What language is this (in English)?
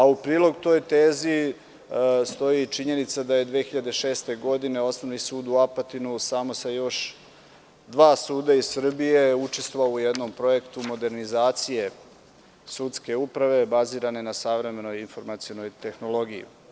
Serbian